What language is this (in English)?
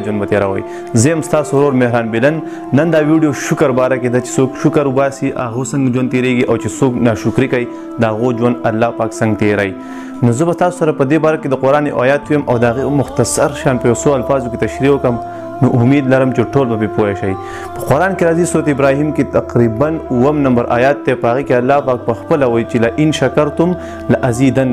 Korean